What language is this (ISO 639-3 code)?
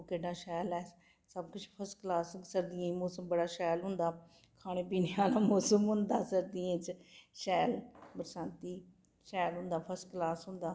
doi